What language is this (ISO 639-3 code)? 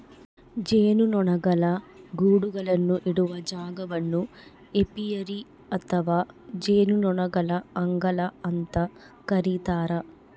kan